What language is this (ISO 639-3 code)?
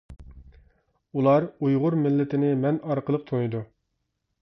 uig